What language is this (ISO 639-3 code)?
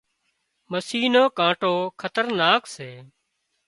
kxp